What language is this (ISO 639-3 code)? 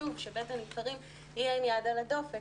heb